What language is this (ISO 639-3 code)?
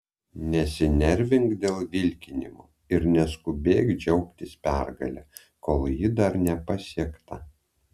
lit